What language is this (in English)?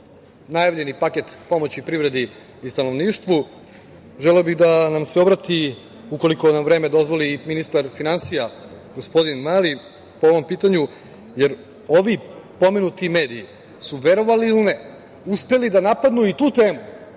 Serbian